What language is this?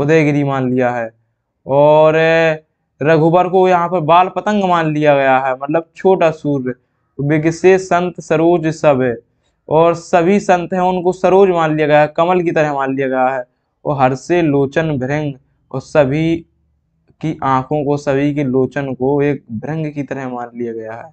Hindi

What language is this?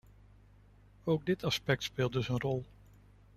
Dutch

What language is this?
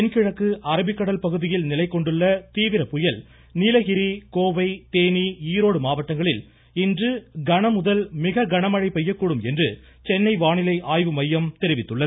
Tamil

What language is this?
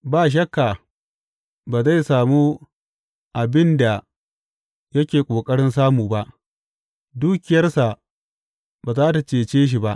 Hausa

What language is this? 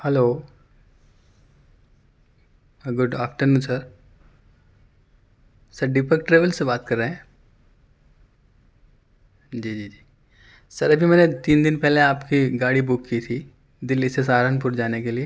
Urdu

